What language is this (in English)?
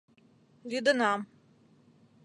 Mari